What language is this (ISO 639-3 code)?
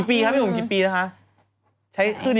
tha